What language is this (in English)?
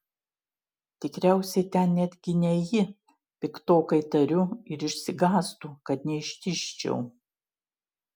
Lithuanian